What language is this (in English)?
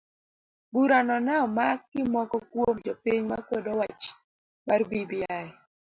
Luo (Kenya and Tanzania)